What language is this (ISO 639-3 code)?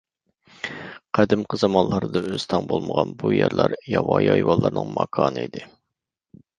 uig